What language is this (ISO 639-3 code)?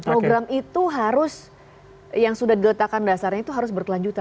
ind